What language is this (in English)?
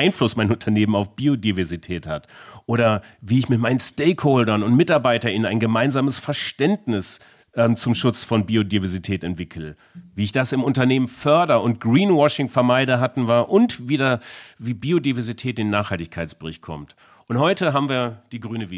German